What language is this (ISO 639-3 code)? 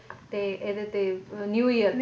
pan